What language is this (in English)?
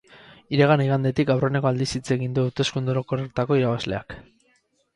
Basque